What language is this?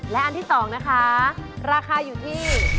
Thai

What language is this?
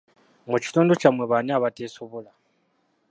Ganda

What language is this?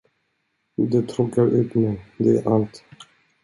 Swedish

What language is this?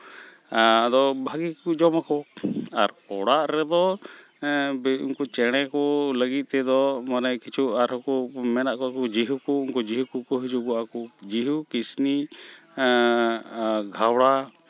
Santali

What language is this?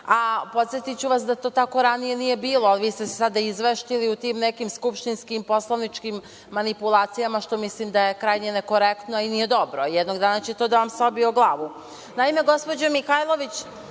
Serbian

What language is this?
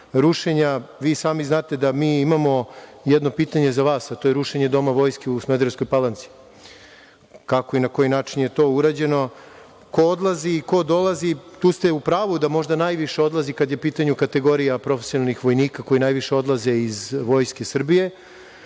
Serbian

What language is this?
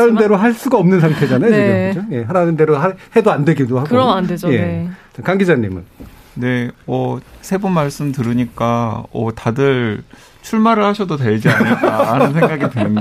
Korean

